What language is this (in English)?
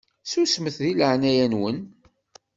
Kabyle